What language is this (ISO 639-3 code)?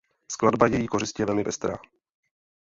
ces